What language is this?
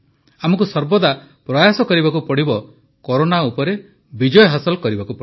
Odia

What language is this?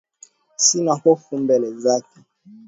Swahili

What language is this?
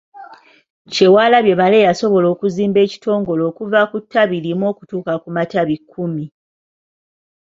Ganda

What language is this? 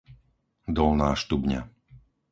Slovak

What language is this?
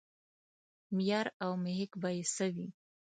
Pashto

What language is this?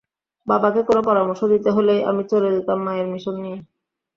Bangla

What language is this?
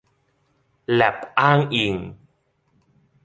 Thai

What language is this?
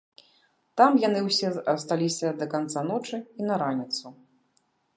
Belarusian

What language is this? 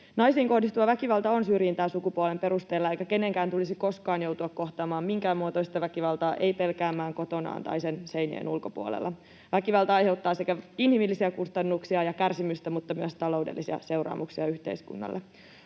Finnish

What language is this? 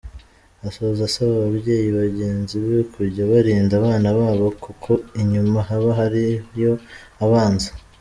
Kinyarwanda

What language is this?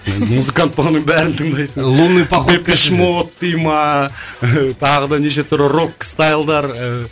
Kazakh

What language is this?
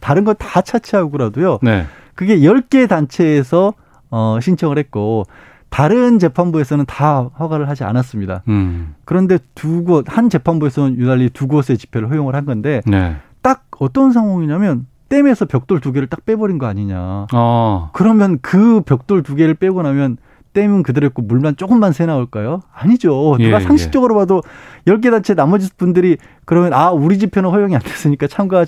Korean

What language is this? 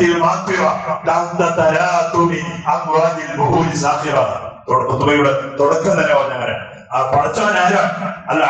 Malayalam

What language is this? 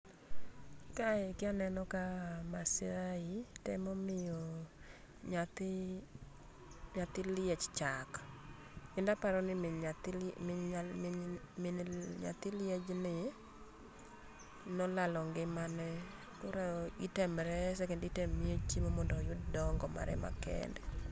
Luo (Kenya and Tanzania)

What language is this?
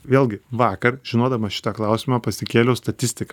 Lithuanian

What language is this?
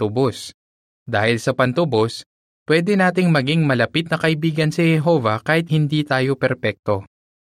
Filipino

